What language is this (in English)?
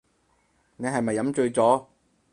Cantonese